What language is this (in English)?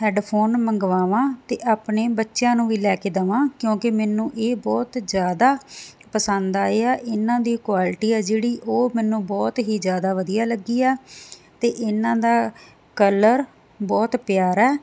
Punjabi